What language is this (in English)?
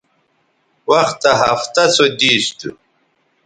Bateri